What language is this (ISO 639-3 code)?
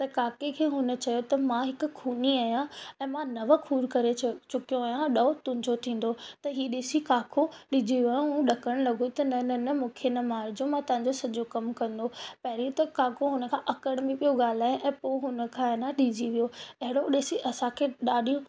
snd